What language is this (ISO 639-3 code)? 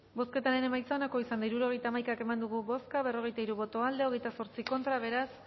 eus